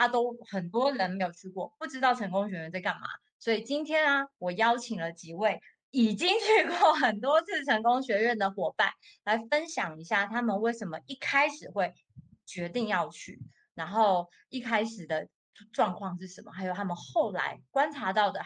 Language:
Chinese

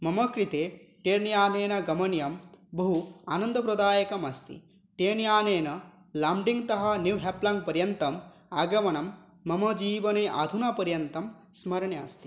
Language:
Sanskrit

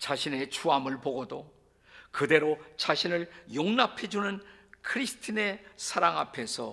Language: Korean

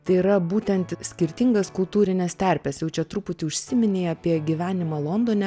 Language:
Lithuanian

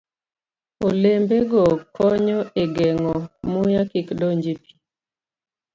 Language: Luo (Kenya and Tanzania)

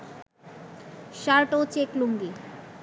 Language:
Bangla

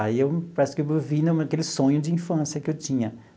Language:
Portuguese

